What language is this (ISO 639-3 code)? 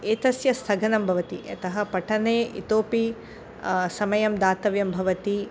san